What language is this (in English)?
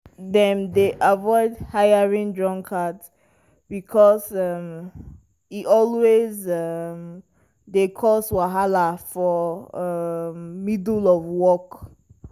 Nigerian Pidgin